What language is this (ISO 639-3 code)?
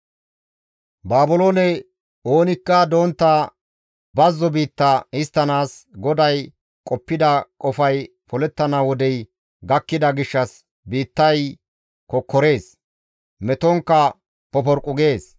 gmv